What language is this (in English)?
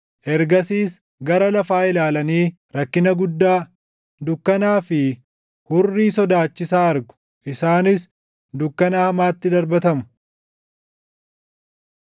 Oromo